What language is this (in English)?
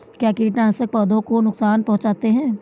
Hindi